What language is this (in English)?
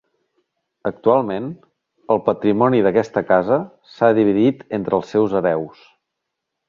Catalan